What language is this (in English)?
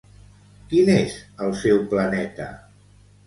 Catalan